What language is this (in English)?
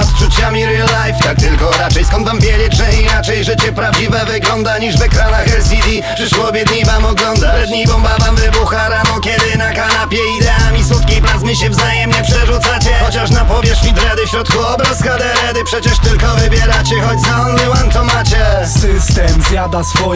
Polish